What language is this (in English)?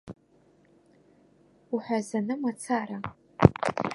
Abkhazian